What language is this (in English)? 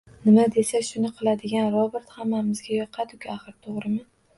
Uzbek